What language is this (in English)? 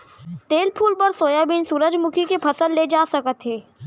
Chhattisgarhi